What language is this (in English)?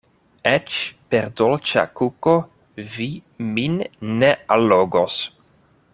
Esperanto